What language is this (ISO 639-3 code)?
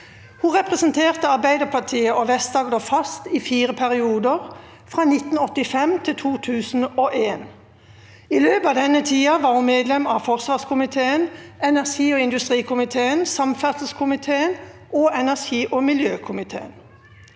nor